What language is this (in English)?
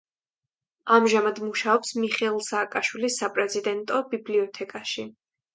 Georgian